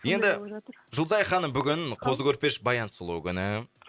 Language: Kazakh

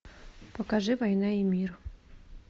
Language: Russian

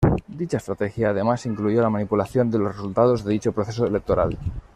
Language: Spanish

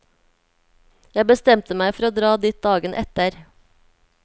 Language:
Norwegian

